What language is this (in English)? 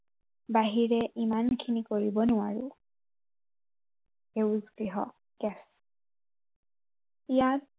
Assamese